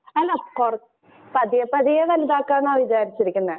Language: Malayalam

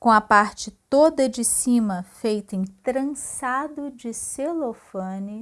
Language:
Portuguese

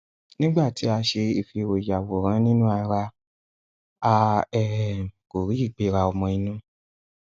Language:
Yoruba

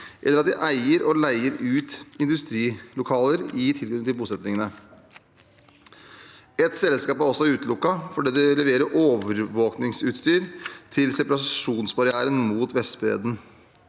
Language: Norwegian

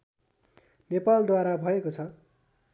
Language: Nepali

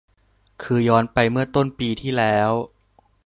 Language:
Thai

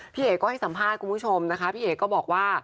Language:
Thai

